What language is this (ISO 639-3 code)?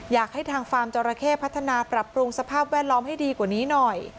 tha